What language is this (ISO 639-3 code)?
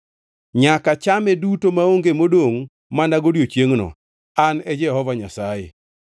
luo